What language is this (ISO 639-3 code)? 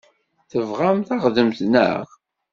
kab